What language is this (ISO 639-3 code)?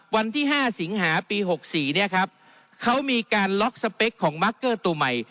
tha